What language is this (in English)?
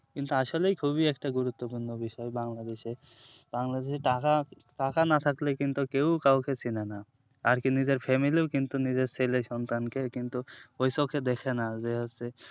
Bangla